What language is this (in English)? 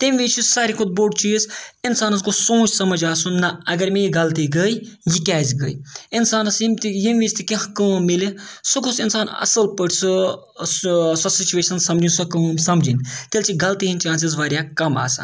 Kashmiri